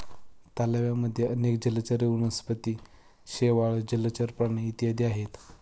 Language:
Marathi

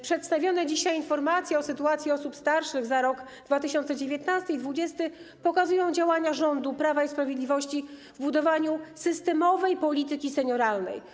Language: Polish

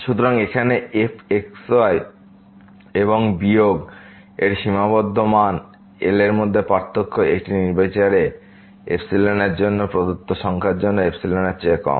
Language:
Bangla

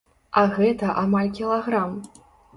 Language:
Belarusian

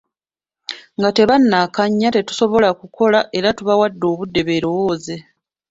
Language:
Ganda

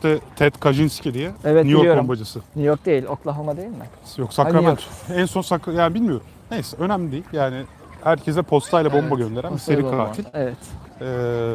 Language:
Turkish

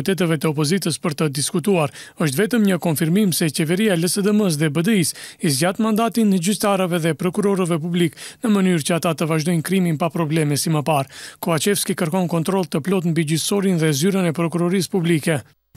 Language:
Romanian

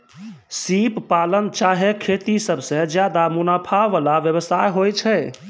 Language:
Maithili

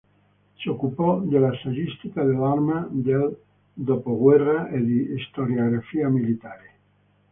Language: Italian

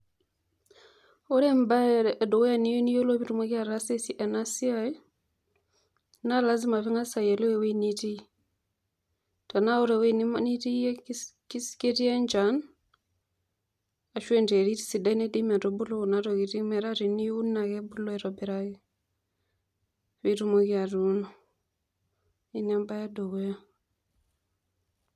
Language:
Masai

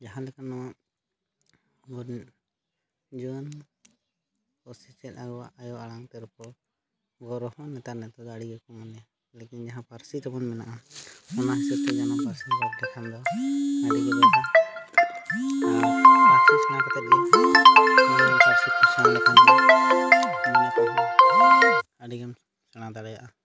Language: Santali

